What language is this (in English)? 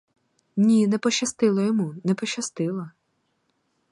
Ukrainian